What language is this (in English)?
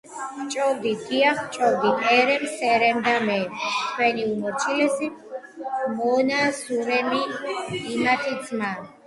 Georgian